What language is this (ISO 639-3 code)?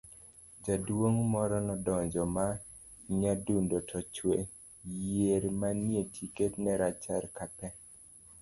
luo